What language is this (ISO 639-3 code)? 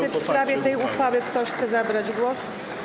pol